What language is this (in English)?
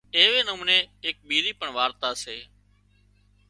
Wadiyara Koli